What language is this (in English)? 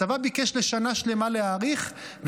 Hebrew